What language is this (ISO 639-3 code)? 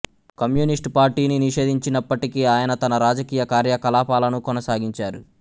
tel